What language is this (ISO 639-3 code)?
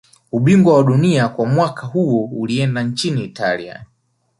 swa